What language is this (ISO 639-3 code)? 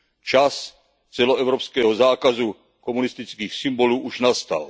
ces